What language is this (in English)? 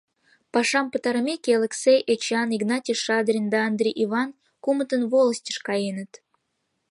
Mari